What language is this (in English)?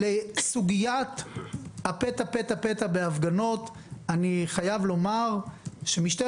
Hebrew